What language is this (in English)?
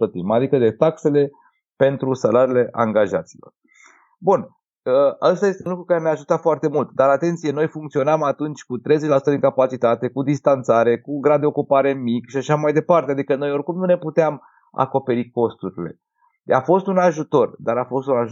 Romanian